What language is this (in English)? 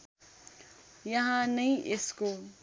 Nepali